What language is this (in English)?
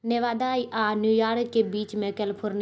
Maithili